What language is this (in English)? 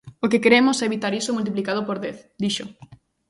Galician